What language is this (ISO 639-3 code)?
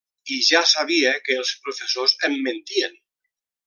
cat